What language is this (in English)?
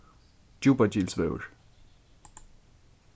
Faroese